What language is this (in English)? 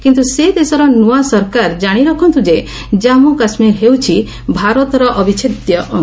Odia